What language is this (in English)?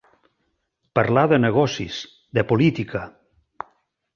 Catalan